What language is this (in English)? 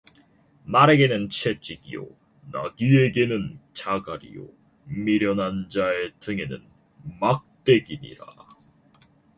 Korean